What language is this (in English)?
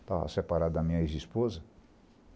Portuguese